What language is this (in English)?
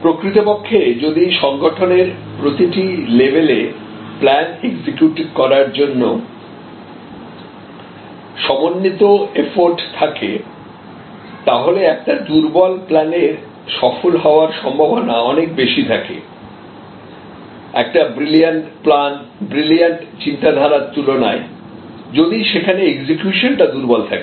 Bangla